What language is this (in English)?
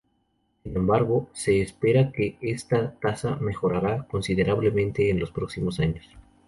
Spanish